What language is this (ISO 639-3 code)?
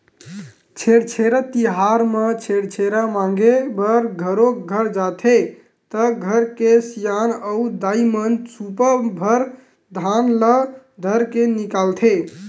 hne